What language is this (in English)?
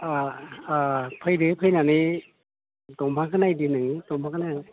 Bodo